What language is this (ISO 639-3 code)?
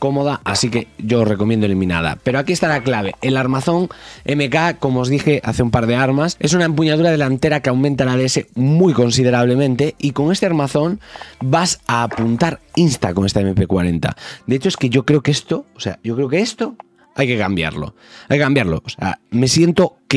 spa